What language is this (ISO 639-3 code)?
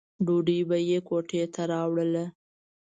pus